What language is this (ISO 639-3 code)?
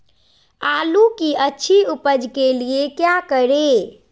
mag